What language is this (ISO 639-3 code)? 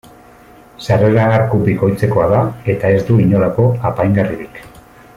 eus